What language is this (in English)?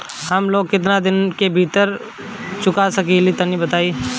Bhojpuri